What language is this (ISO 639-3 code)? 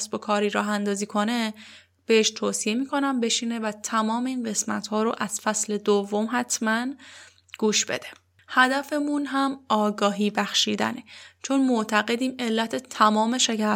fas